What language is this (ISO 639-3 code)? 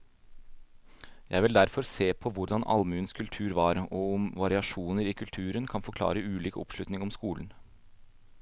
nor